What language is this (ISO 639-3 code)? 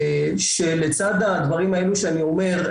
heb